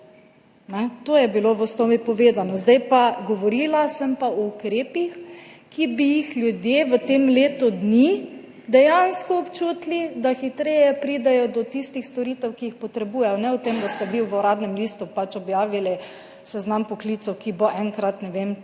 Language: Slovenian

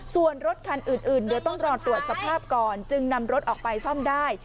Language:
Thai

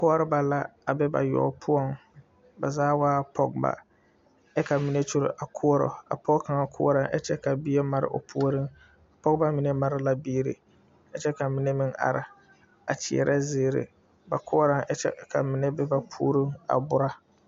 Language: Southern Dagaare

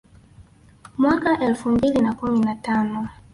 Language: Swahili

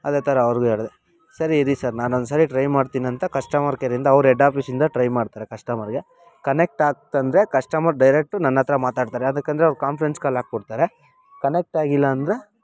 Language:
Kannada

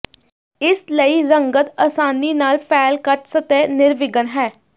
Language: Punjabi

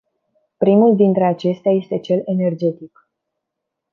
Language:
Romanian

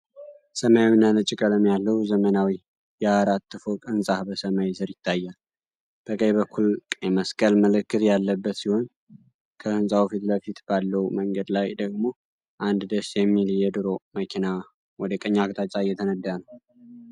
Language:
Amharic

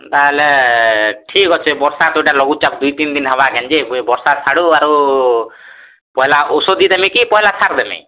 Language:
Odia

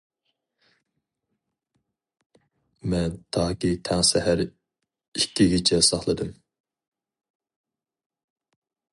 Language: Uyghur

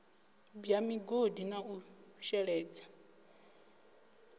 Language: Venda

